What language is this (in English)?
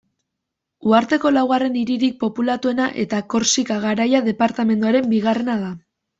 Basque